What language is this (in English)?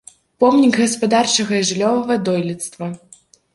Belarusian